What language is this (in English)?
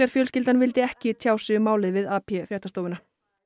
Icelandic